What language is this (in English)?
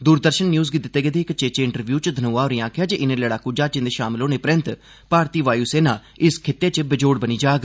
Dogri